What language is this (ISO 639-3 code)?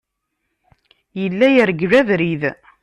kab